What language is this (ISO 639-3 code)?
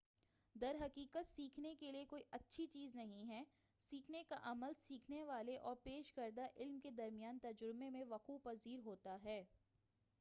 urd